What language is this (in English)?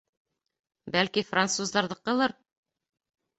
Bashkir